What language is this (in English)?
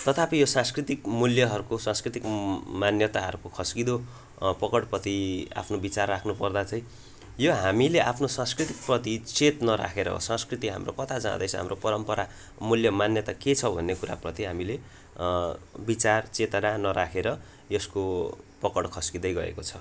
Nepali